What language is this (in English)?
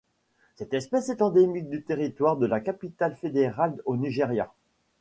French